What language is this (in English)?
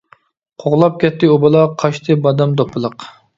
Uyghur